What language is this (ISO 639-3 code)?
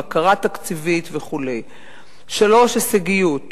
heb